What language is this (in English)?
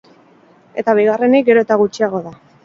Basque